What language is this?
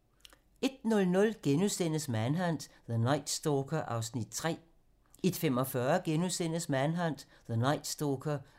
Danish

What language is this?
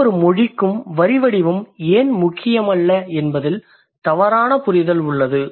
Tamil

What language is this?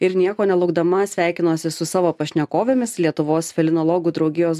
Lithuanian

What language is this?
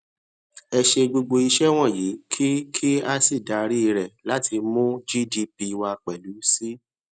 Yoruba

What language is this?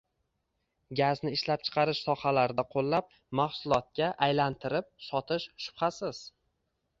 Uzbek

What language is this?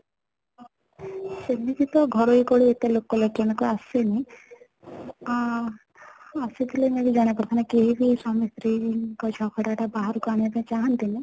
Odia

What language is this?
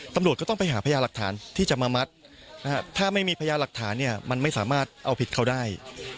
Thai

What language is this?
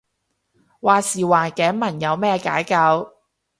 Cantonese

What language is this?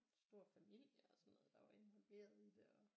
Danish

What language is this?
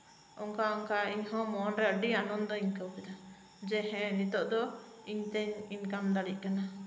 Santali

